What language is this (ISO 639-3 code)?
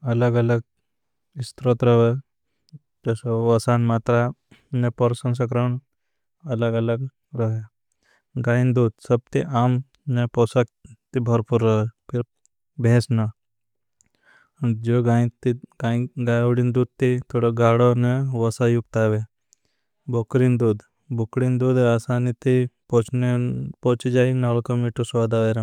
bhb